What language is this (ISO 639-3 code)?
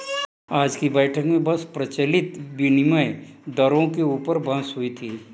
hin